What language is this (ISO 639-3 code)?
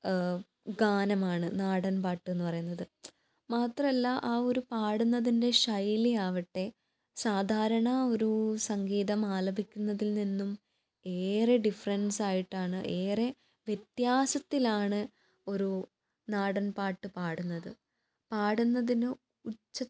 mal